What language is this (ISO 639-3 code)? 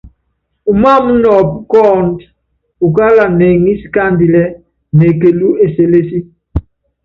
yav